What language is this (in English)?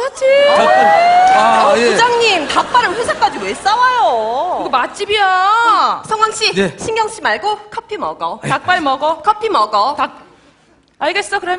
Korean